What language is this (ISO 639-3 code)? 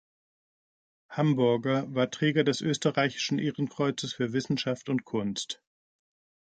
deu